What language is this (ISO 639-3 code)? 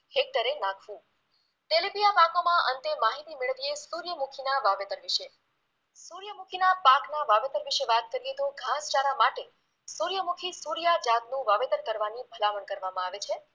guj